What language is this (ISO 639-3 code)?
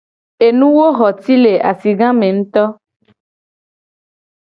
gej